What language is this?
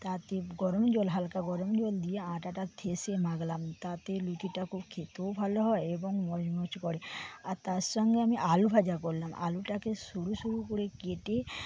Bangla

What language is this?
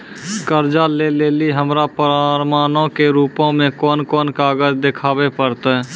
Maithili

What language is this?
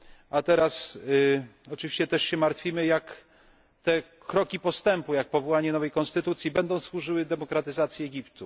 Polish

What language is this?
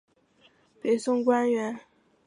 Chinese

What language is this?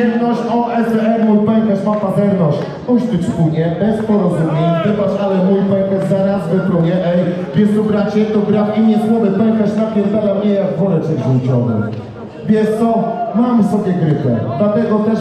Polish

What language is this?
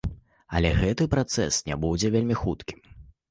Belarusian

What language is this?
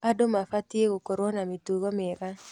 Kikuyu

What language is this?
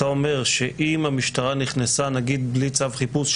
Hebrew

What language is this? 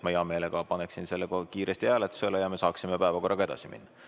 Estonian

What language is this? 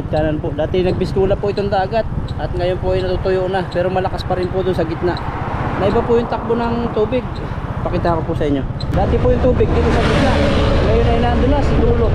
Filipino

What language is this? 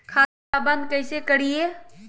Magahi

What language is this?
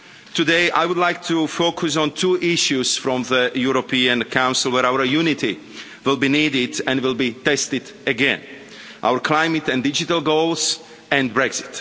English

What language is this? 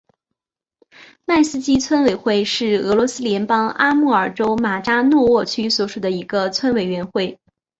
Chinese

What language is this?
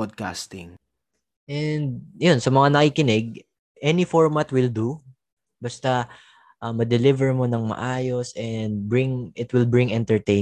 Filipino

